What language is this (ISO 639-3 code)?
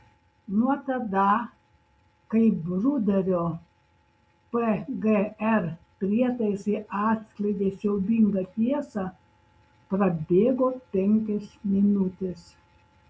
lit